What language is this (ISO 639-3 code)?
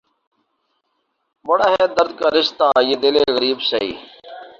urd